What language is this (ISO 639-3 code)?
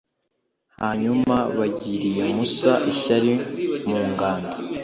kin